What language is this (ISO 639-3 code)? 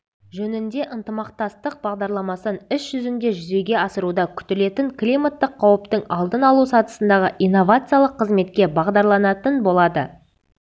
kaz